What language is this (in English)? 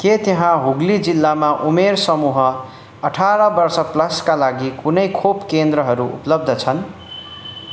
Nepali